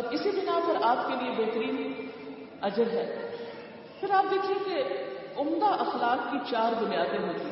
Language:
Urdu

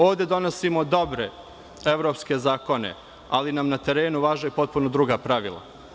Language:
Serbian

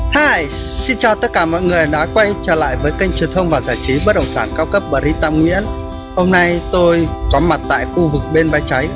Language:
Vietnamese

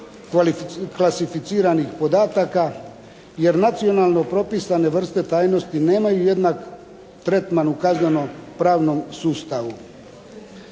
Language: Croatian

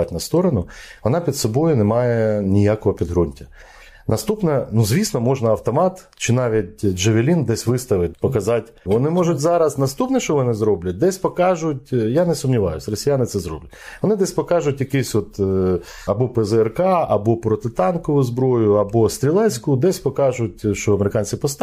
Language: Ukrainian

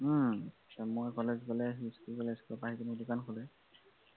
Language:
Assamese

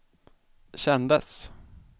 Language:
Swedish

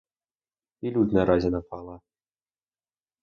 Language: Ukrainian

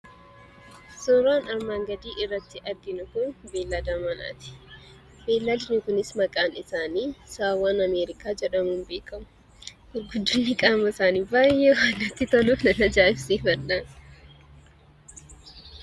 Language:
Oromo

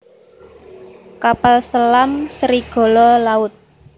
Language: Javanese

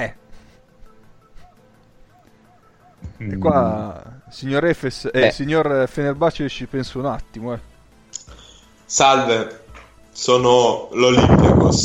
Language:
Italian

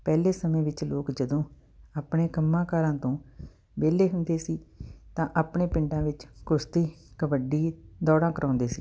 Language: Punjabi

